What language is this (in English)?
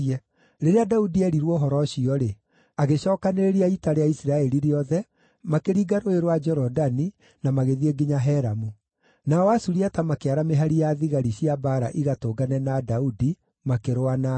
Kikuyu